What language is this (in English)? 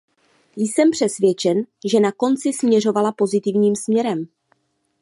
Czech